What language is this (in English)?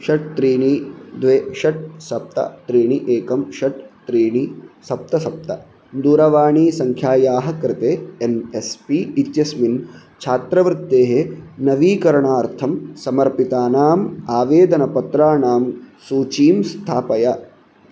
Sanskrit